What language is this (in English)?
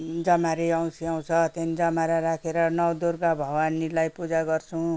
Nepali